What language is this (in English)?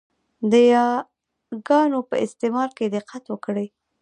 Pashto